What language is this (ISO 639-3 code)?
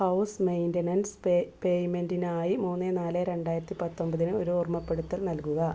mal